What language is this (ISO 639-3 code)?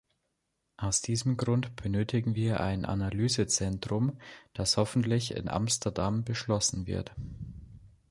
deu